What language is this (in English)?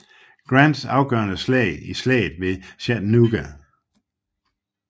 Danish